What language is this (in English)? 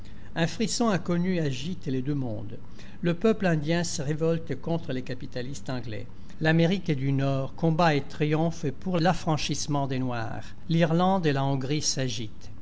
French